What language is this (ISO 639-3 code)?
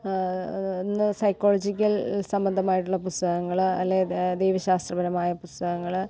mal